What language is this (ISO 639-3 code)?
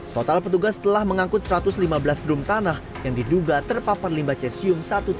ind